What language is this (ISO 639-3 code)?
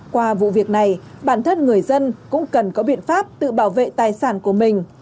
vie